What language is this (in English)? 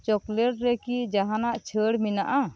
Santali